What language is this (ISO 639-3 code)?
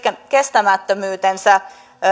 fin